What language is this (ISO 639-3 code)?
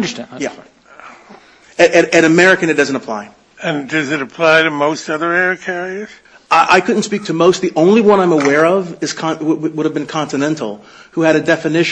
eng